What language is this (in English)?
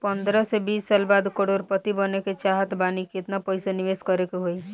Bhojpuri